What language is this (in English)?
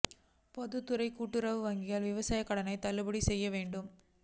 Tamil